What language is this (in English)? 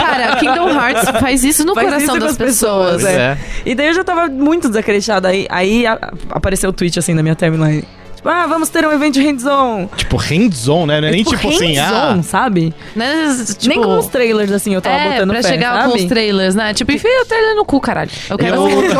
Portuguese